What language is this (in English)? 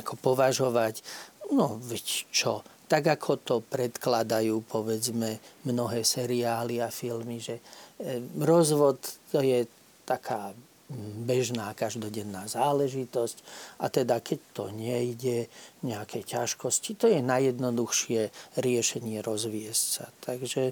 Slovak